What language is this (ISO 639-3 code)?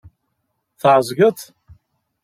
kab